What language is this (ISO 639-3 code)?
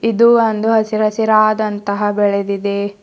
kan